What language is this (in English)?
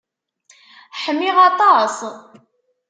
Kabyle